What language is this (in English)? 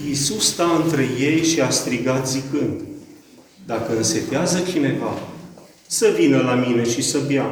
Romanian